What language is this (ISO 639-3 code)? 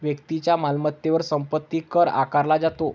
mar